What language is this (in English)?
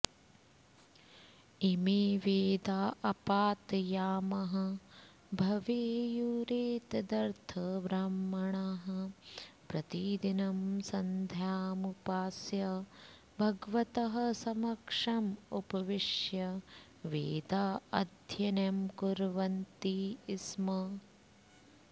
Sanskrit